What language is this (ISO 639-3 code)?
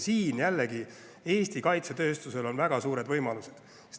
est